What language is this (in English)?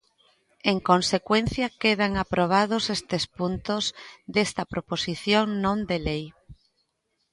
Galician